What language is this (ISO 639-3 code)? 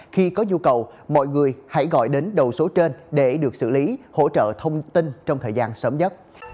vie